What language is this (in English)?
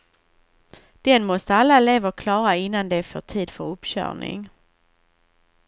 Swedish